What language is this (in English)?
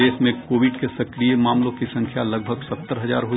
Hindi